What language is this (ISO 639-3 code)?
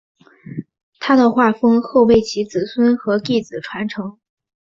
zho